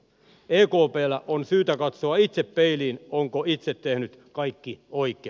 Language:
Finnish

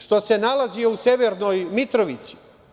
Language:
Serbian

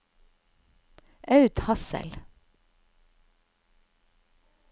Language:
Norwegian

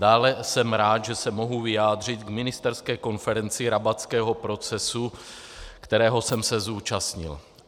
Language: Czech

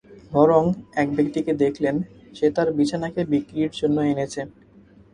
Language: Bangla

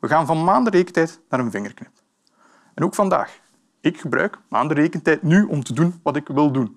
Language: Dutch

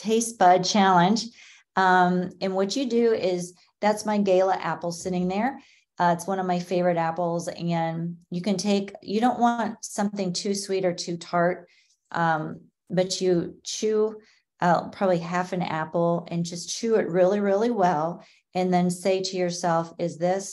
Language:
English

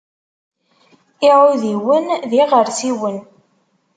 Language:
Kabyle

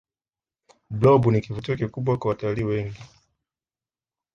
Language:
Swahili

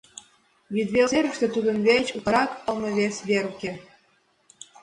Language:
Mari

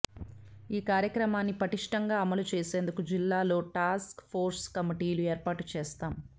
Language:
Telugu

